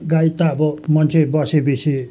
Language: Nepali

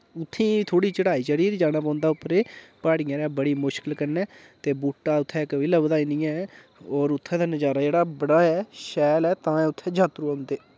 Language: Dogri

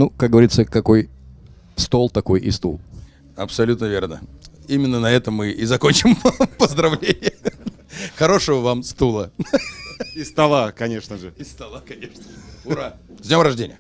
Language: Russian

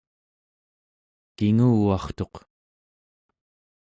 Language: Central Yupik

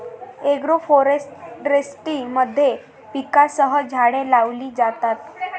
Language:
Marathi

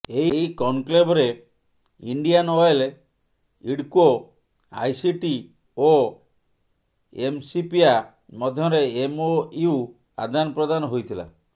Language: Odia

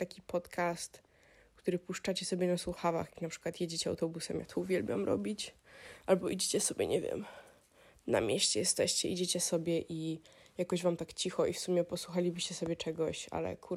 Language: Polish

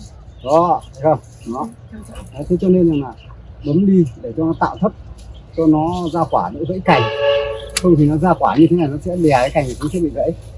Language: Vietnamese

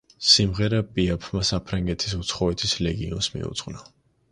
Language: Georgian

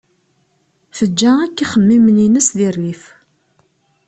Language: Kabyle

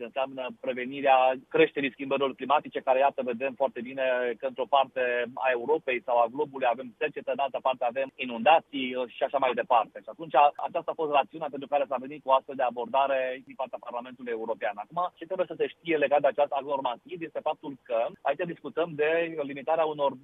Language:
Romanian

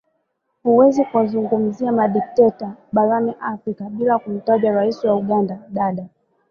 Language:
Swahili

